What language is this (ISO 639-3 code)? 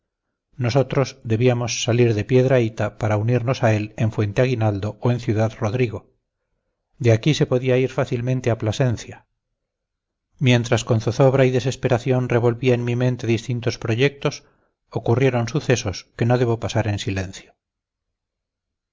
spa